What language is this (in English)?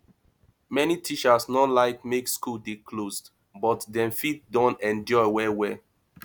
Nigerian Pidgin